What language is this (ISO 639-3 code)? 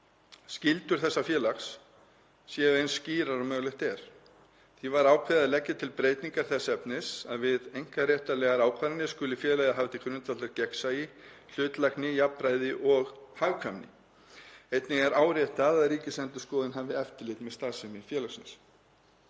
isl